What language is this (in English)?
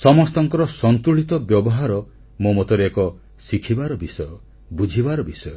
Odia